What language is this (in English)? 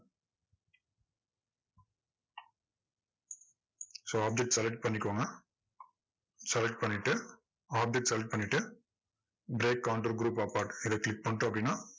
Tamil